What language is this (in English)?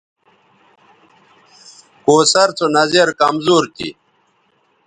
Bateri